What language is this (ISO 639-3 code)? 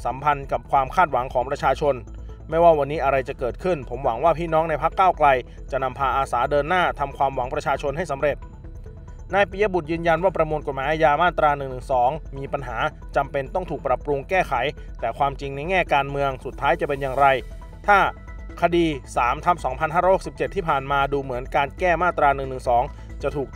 tha